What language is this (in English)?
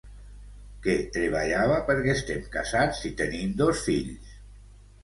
Catalan